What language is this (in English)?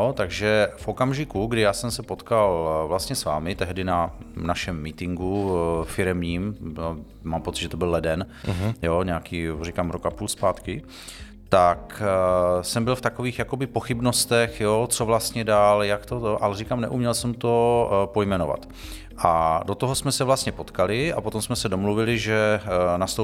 Czech